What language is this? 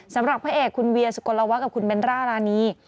Thai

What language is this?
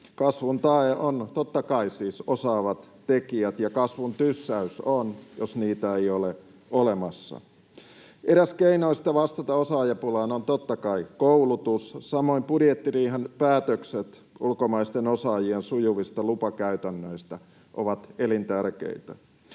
Finnish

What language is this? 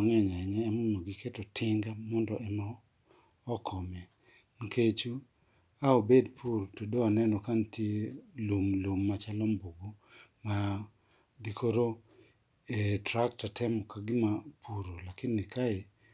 Luo (Kenya and Tanzania)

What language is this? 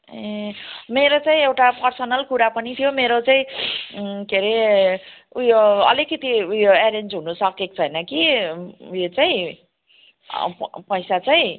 Nepali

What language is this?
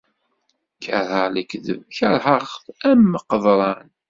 Kabyle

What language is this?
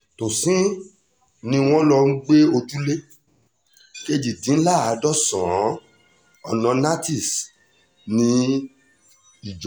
Yoruba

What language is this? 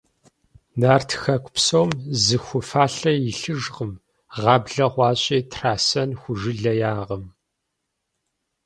Kabardian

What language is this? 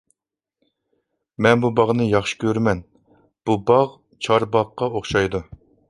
Uyghur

